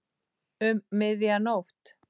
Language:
Icelandic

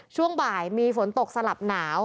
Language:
Thai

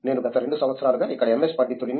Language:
Telugu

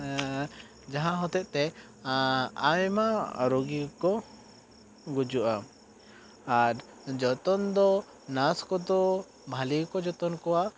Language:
Santali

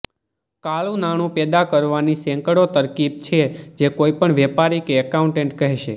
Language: Gujarati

